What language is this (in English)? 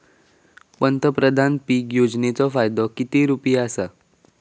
Marathi